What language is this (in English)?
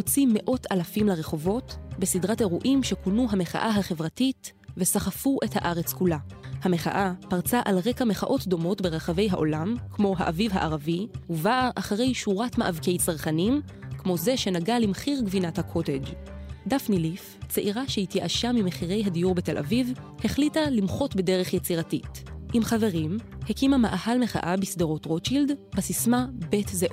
Hebrew